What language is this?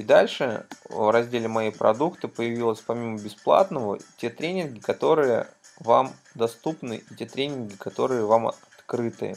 Russian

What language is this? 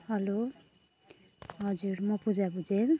Nepali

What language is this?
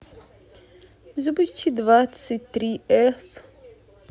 Russian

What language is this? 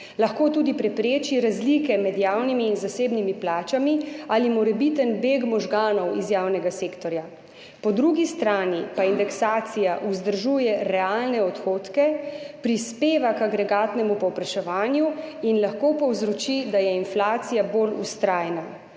Slovenian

